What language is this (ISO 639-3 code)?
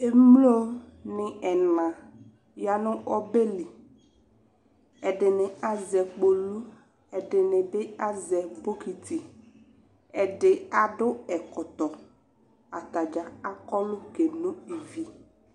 kpo